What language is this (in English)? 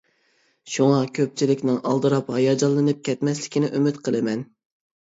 Uyghur